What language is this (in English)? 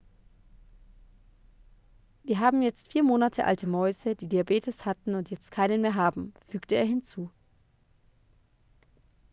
German